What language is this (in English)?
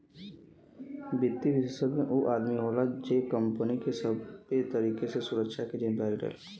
Bhojpuri